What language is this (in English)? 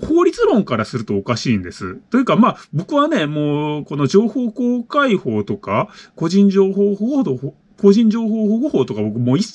Japanese